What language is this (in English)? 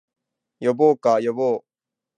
Japanese